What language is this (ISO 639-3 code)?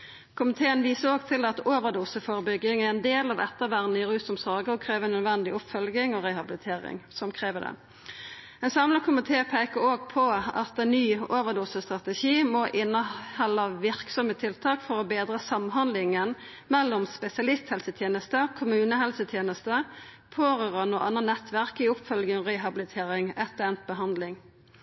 nno